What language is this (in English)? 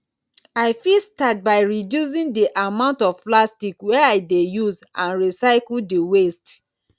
Nigerian Pidgin